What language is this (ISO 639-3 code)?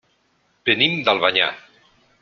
cat